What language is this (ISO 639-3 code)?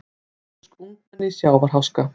isl